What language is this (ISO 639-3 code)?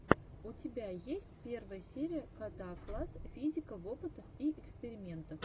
rus